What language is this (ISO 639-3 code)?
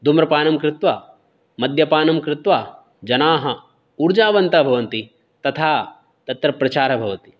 san